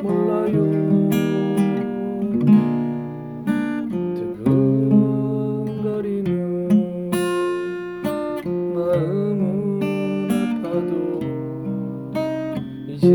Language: Korean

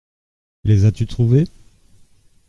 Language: French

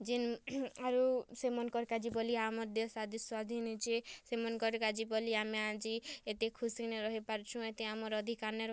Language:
Odia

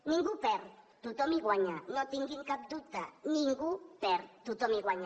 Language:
Catalan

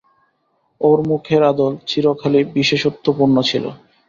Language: Bangla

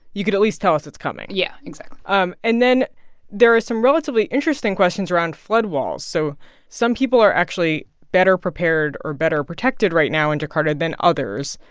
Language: English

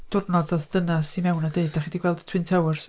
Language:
Welsh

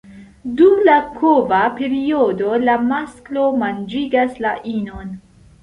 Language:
Esperanto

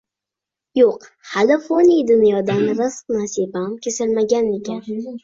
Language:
Uzbek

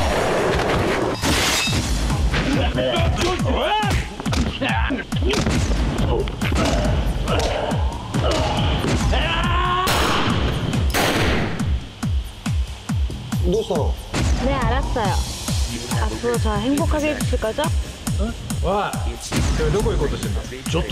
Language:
Korean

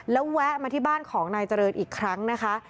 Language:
Thai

